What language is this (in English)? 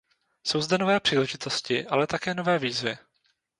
Czech